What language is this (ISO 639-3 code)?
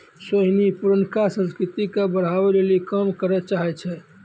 mai